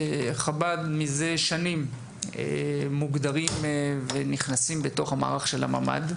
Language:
Hebrew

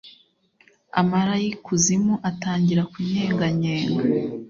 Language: Kinyarwanda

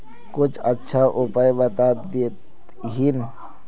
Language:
Magahi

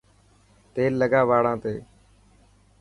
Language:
Dhatki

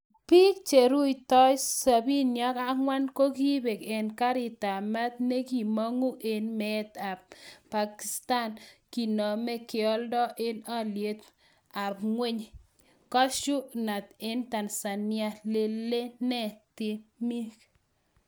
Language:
Kalenjin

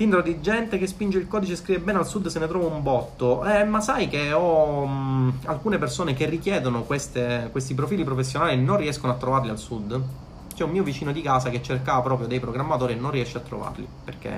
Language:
Italian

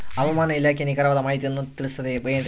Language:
Kannada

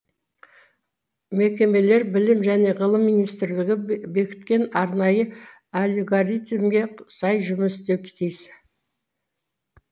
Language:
Kazakh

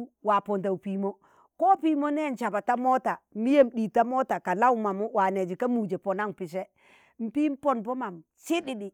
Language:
Tangale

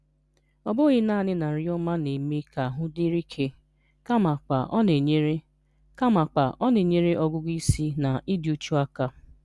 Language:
Igbo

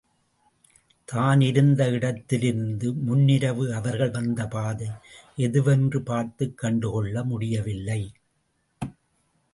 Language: Tamil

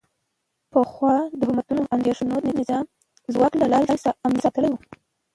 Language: Pashto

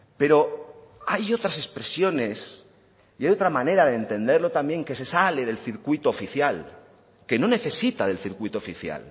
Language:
Spanish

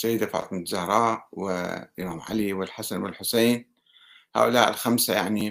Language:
Arabic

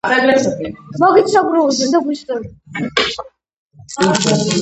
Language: Georgian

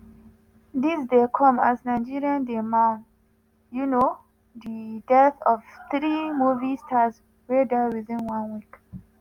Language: Nigerian Pidgin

